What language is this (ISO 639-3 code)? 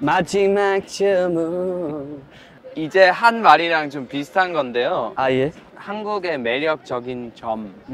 kor